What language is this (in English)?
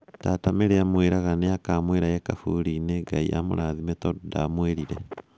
Kikuyu